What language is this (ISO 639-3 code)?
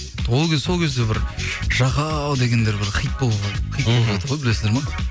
kaz